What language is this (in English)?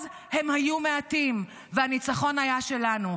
Hebrew